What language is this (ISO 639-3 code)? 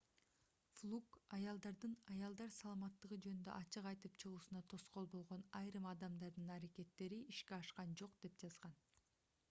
kir